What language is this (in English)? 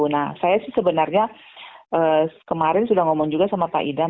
Indonesian